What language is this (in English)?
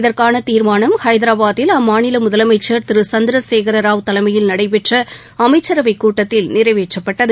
Tamil